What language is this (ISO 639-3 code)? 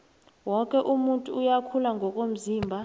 nbl